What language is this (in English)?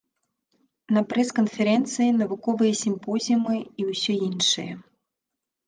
Belarusian